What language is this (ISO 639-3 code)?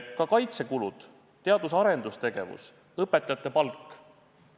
est